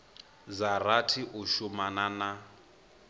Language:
Venda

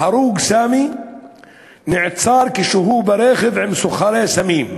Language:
Hebrew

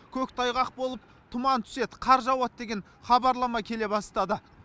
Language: Kazakh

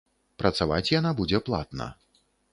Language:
Belarusian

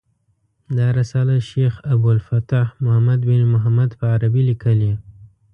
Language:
Pashto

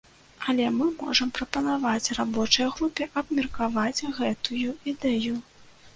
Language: Belarusian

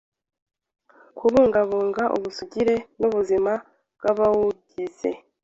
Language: Kinyarwanda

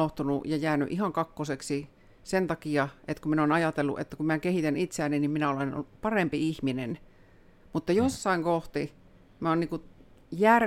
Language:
Finnish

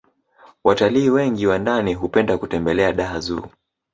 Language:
Swahili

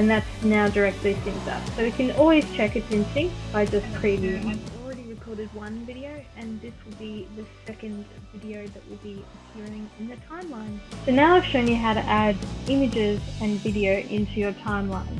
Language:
English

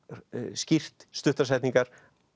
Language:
Icelandic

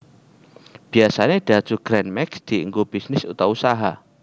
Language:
Javanese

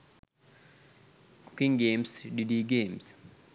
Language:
Sinhala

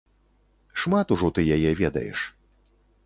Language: Belarusian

